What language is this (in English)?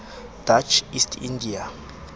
Southern Sotho